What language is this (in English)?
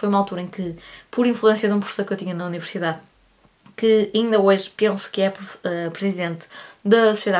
Portuguese